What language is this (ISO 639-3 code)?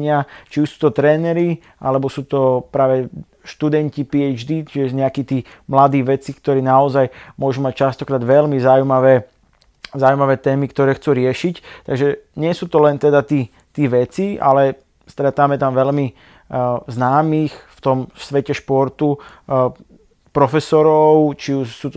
slk